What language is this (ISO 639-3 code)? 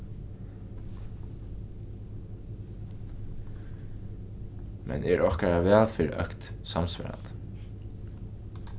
fao